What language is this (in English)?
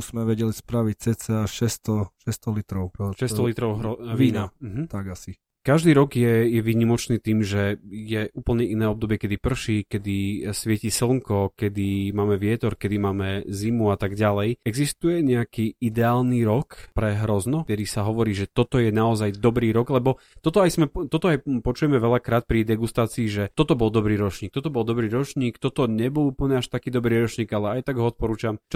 Slovak